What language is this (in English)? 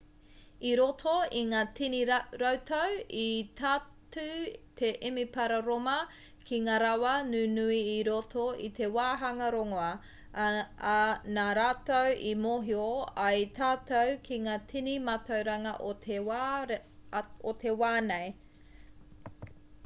Māori